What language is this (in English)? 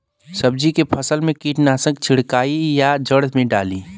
Bhojpuri